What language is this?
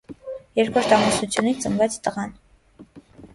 Armenian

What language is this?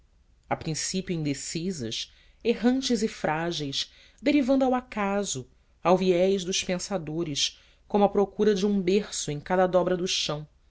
Portuguese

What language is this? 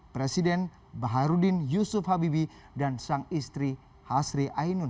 Indonesian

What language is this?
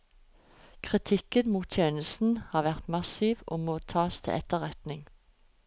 Norwegian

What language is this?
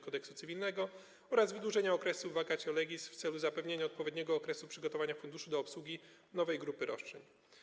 Polish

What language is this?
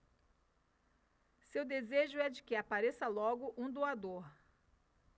Portuguese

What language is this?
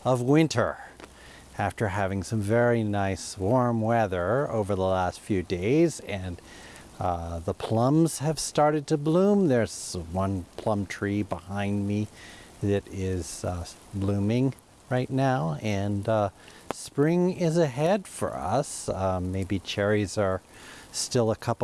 English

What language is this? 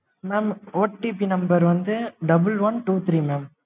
Tamil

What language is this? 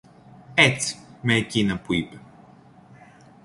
Greek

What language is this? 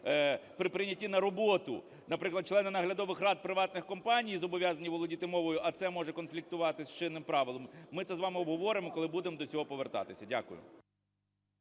Ukrainian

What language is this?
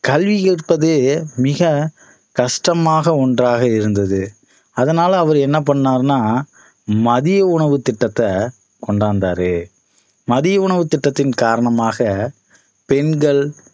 Tamil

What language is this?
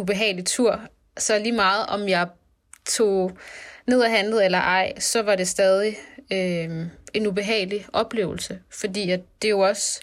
Danish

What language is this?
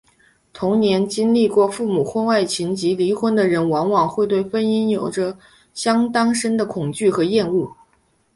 Chinese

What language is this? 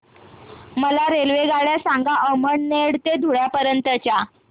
Marathi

